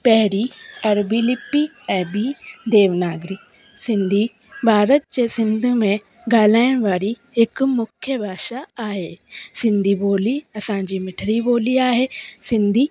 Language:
Sindhi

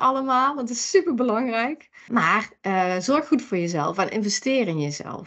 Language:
Dutch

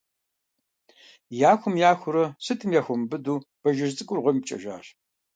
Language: Kabardian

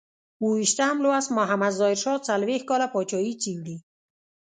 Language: Pashto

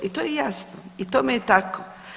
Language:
Croatian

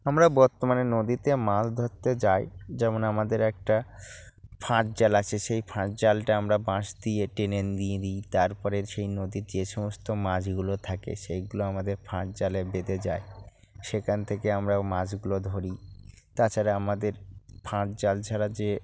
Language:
Bangla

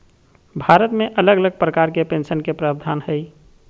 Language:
Magahi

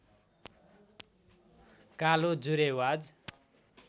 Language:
Nepali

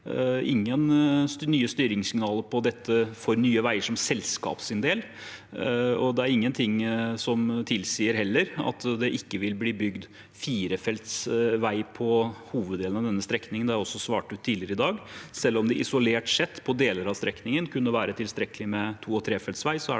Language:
Norwegian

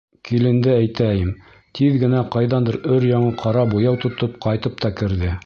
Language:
Bashkir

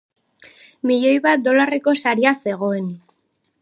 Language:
Basque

